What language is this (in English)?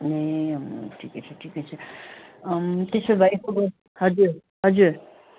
Nepali